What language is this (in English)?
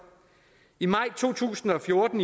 Danish